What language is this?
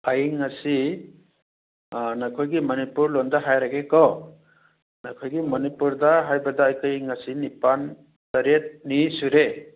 Manipuri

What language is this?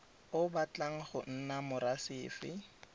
Tswana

